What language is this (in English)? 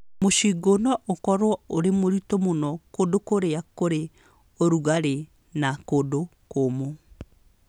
Kikuyu